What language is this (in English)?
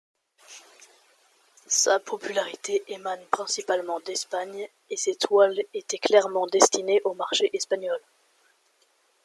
French